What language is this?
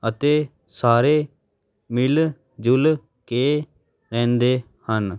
Punjabi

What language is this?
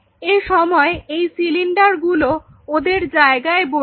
Bangla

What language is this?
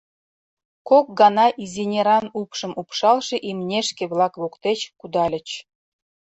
Mari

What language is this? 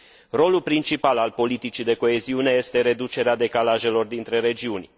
Romanian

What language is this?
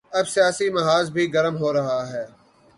Urdu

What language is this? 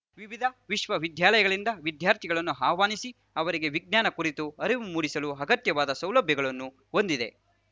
Kannada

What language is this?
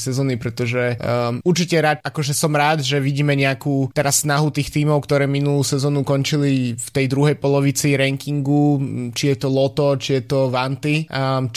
Slovak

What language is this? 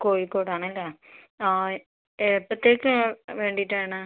Malayalam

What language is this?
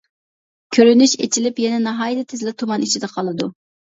Uyghur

